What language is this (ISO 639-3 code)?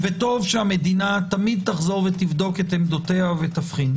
heb